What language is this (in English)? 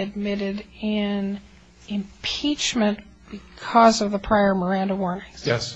English